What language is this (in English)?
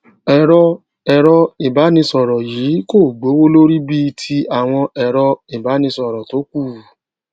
Yoruba